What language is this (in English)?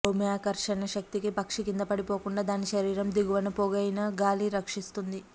Telugu